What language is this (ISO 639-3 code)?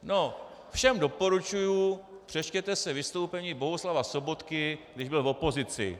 ces